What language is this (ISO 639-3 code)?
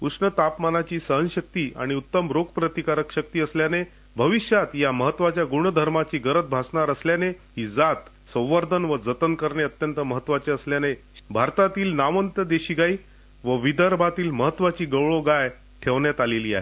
mar